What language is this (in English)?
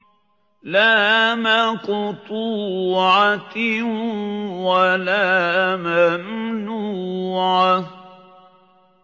Arabic